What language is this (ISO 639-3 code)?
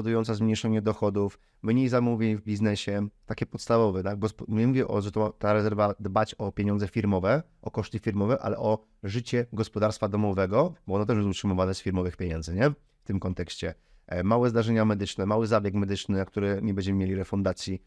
pol